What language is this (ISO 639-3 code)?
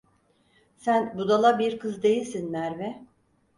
tur